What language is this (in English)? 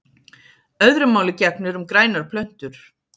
Icelandic